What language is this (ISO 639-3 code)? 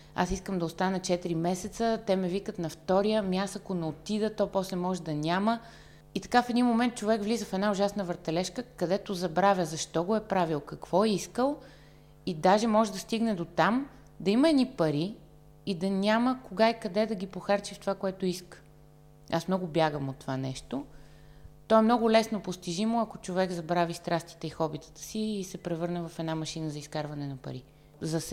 bul